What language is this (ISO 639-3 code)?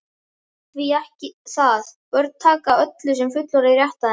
isl